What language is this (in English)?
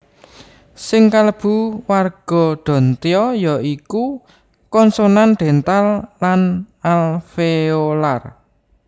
Javanese